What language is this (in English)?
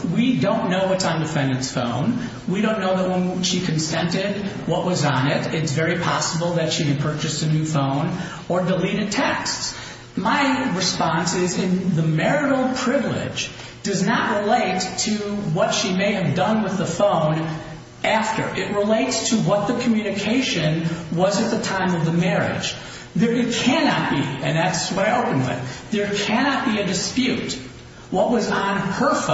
English